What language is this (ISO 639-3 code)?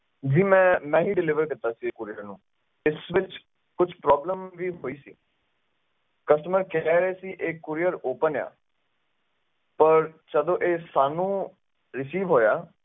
pan